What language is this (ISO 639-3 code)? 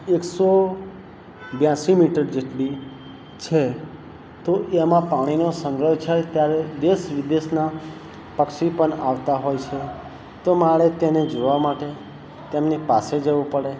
guj